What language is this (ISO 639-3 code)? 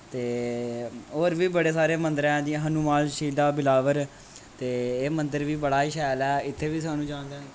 doi